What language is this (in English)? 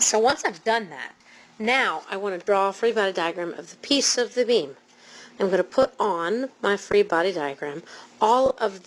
English